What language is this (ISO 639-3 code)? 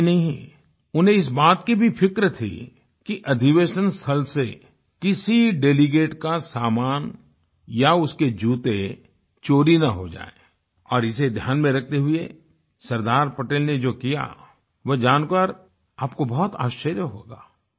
hin